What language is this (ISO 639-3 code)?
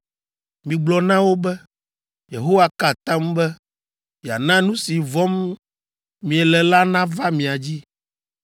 ewe